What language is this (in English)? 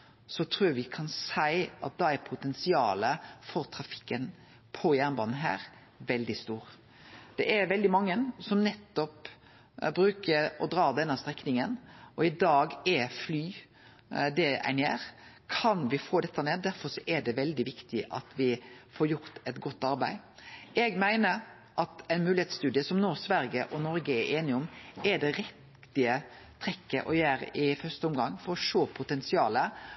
Norwegian Nynorsk